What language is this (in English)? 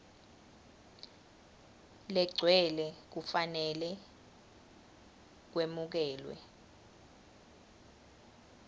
Swati